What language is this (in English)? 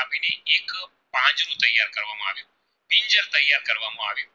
Gujarati